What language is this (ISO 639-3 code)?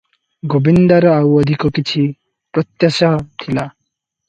ori